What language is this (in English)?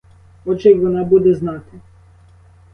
Ukrainian